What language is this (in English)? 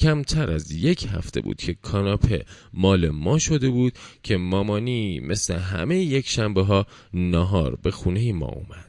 Persian